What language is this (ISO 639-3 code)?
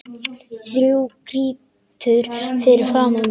isl